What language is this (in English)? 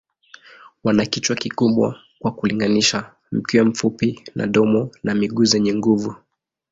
Swahili